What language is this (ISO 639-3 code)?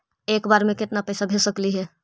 mag